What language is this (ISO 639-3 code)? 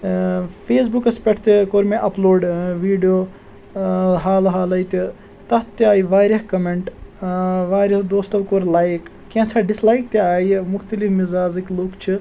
kas